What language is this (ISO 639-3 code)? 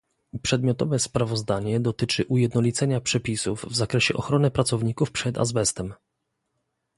pol